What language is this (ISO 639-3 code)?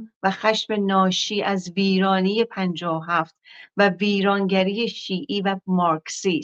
fas